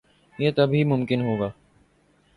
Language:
Urdu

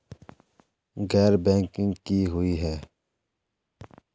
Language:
Magahi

